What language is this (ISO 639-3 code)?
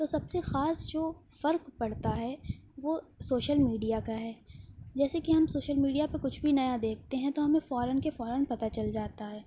urd